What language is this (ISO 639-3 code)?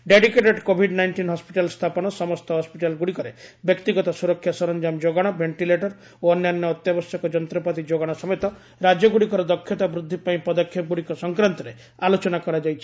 ori